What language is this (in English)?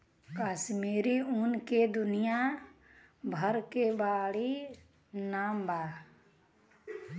Bhojpuri